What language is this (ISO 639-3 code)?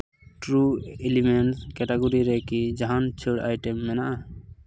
sat